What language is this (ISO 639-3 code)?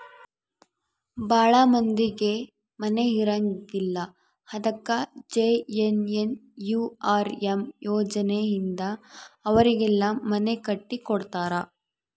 kan